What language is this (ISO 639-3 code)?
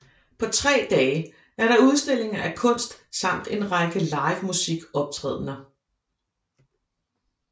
dan